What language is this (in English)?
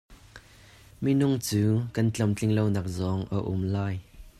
Hakha Chin